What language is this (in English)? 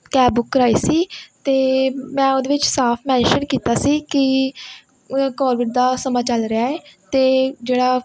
Punjabi